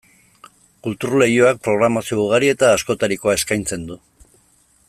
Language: Basque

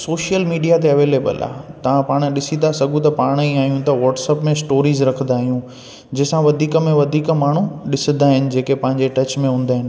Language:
Sindhi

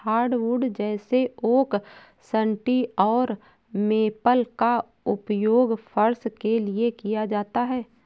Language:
Hindi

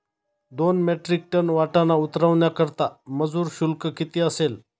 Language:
Marathi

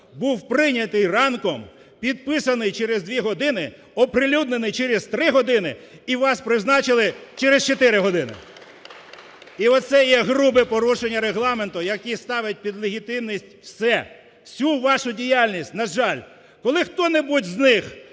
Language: Ukrainian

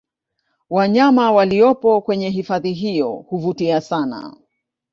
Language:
Swahili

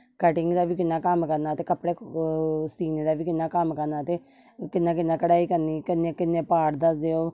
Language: Dogri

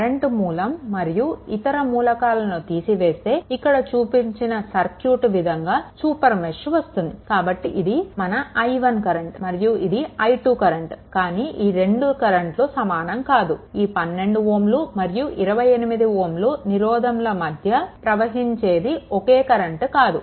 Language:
Telugu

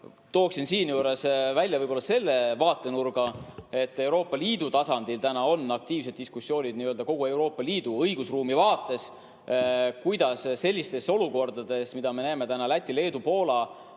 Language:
Estonian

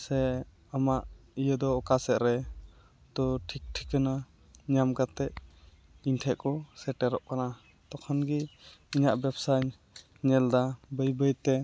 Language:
Santali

